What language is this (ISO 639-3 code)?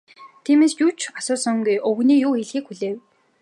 mon